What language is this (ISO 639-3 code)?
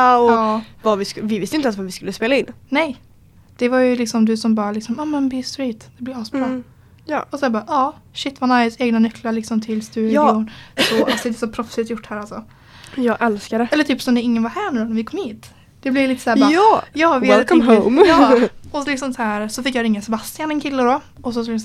swe